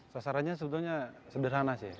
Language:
Indonesian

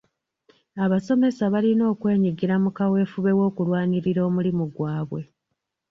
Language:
Ganda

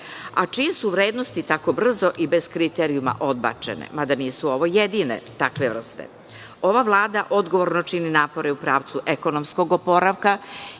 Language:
Serbian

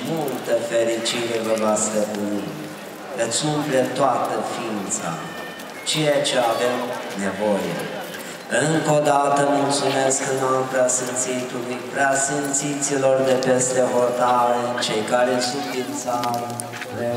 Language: Romanian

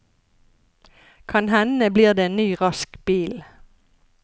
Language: Norwegian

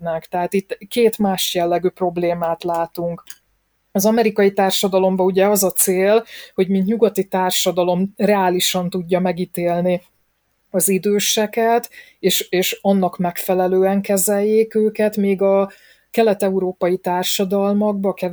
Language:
Hungarian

